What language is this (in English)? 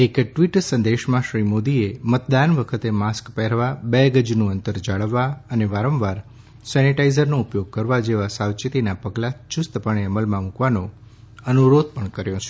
Gujarati